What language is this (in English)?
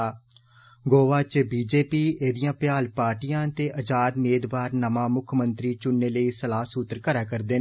Dogri